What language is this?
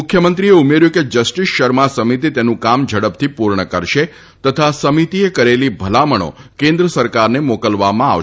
Gujarati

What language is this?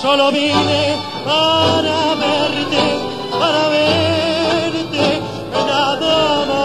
Arabic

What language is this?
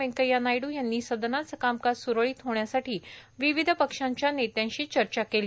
Marathi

